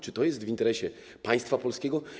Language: Polish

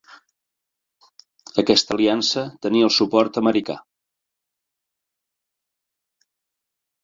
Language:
Catalan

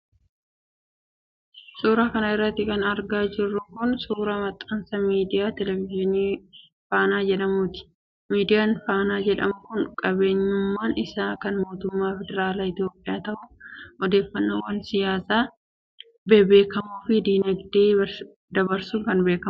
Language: Oromo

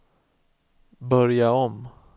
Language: Swedish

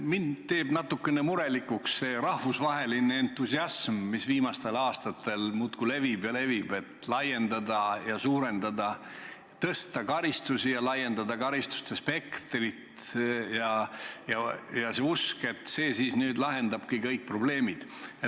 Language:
Estonian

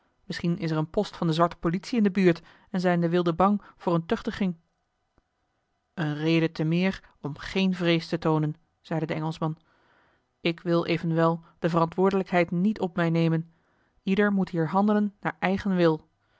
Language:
Dutch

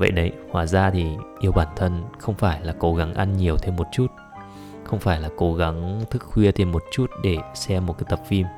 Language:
Vietnamese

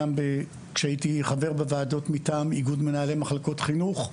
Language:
Hebrew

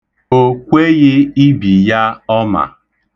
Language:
Igbo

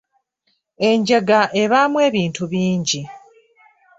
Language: Ganda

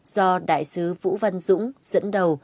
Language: Vietnamese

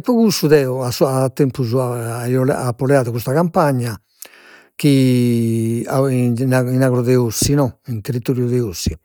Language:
Sardinian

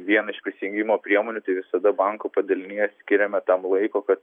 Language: Lithuanian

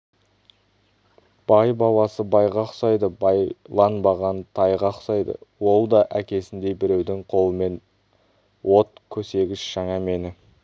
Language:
Kazakh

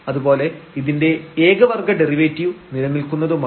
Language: Malayalam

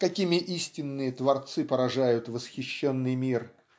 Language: Russian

